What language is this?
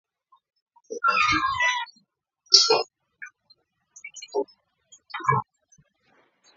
Kalenjin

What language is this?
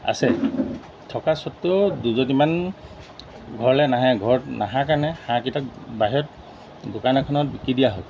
Assamese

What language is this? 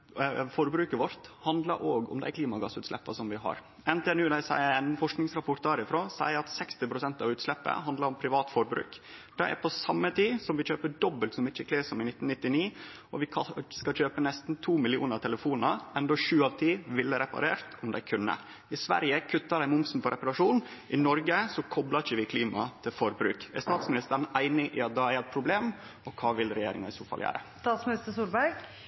Norwegian Nynorsk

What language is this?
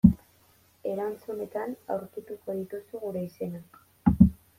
Basque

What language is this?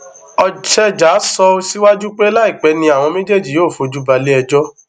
Yoruba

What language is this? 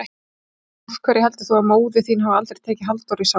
Icelandic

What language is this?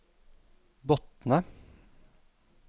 Norwegian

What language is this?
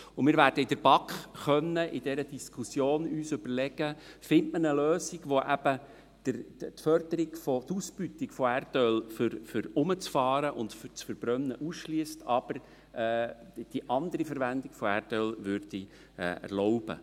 Swiss German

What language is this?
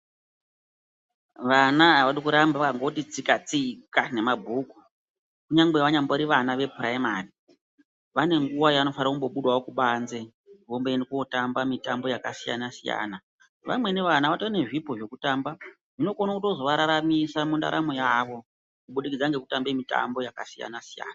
Ndau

